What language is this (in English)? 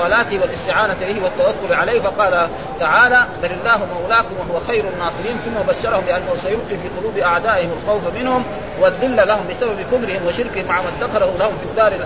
Arabic